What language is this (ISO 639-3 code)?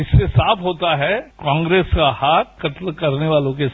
hin